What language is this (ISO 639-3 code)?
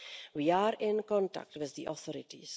eng